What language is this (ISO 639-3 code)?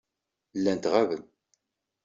kab